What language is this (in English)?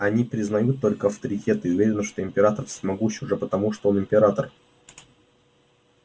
Russian